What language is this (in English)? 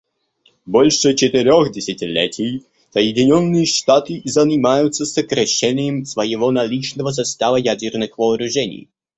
Russian